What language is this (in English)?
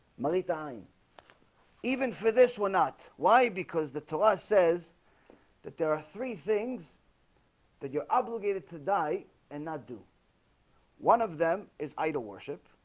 English